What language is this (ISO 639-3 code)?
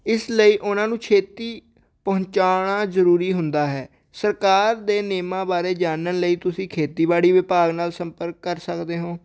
pan